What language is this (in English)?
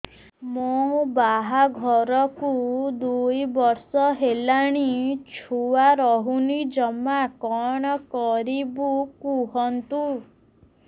Odia